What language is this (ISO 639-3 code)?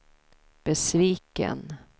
swe